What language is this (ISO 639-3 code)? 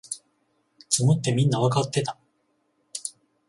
jpn